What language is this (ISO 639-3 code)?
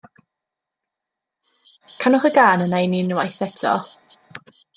cym